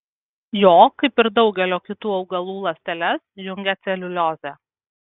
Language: Lithuanian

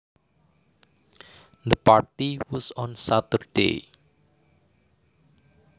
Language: Javanese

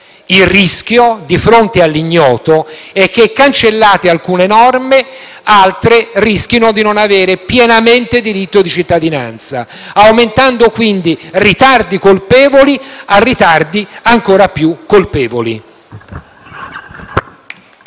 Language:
Italian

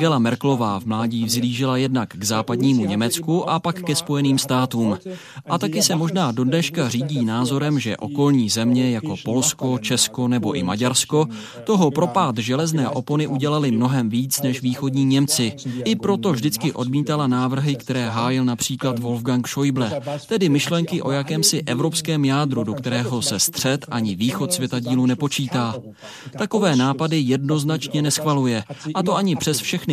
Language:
Czech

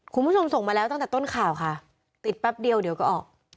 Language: Thai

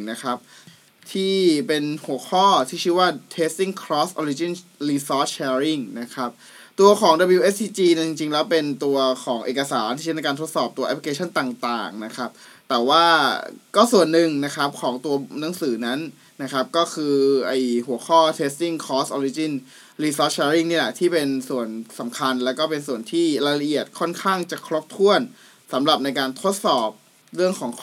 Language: Thai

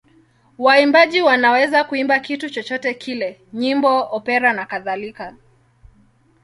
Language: Swahili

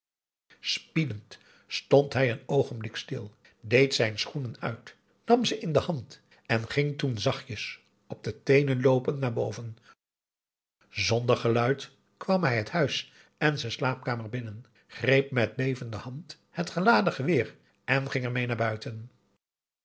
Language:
Dutch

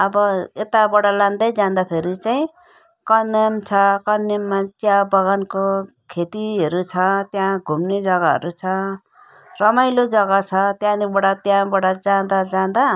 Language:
Nepali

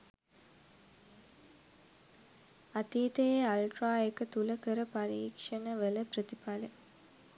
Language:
Sinhala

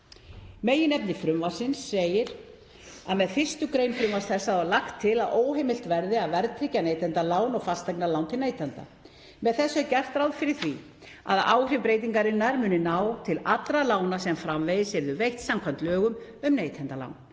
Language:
Icelandic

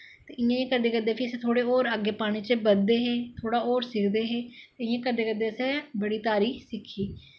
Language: Dogri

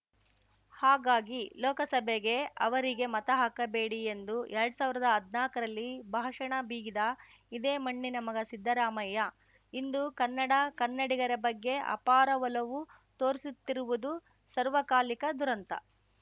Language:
Kannada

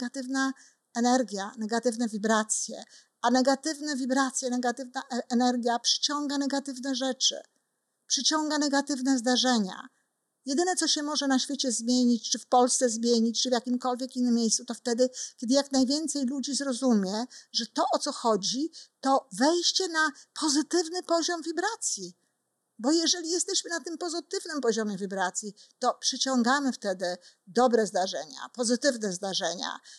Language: Polish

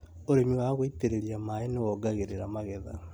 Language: Kikuyu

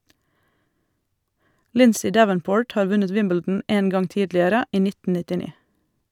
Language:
Norwegian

